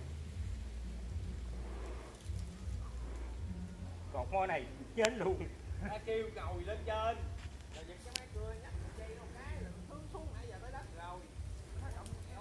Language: Vietnamese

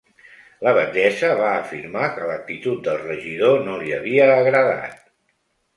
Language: Catalan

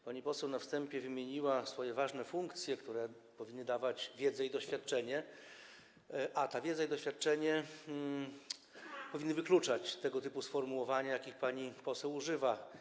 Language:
Polish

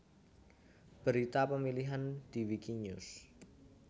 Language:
Javanese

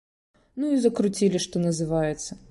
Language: Belarusian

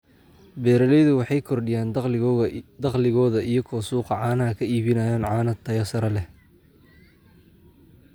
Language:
Somali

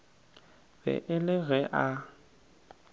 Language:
Northern Sotho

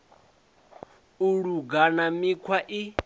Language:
Venda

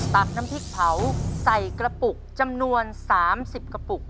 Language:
Thai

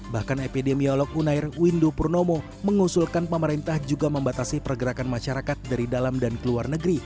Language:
Indonesian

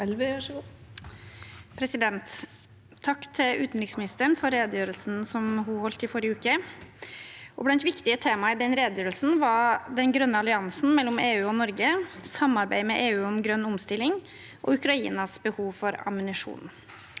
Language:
Norwegian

